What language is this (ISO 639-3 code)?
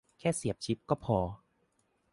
tha